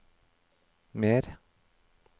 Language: Norwegian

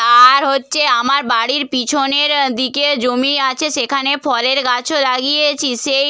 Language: Bangla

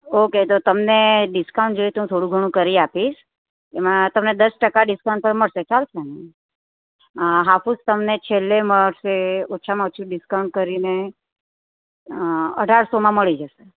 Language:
Gujarati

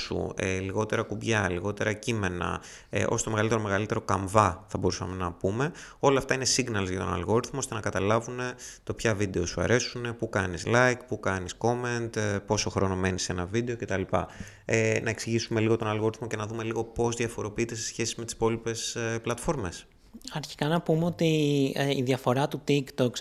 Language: Greek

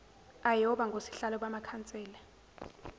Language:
Zulu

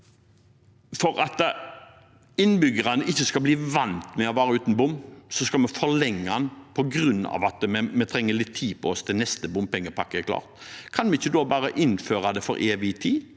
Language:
Norwegian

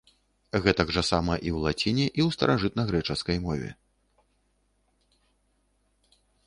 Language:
Belarusian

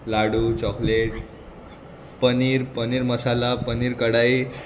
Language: Konkani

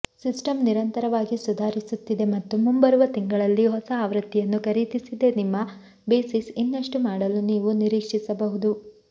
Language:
Kannada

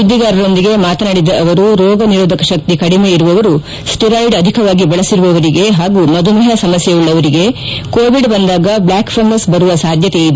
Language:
Kannada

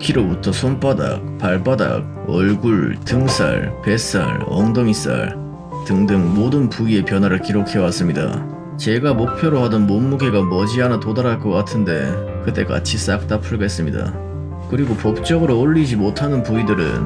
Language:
Korean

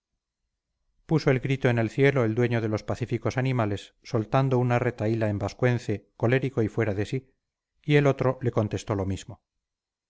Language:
Spanish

